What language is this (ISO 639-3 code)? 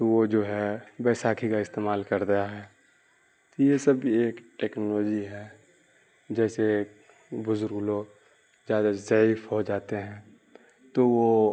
urd